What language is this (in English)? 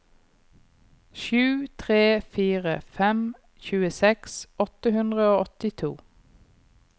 Norwegian